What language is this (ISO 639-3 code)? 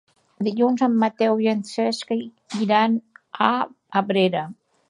cat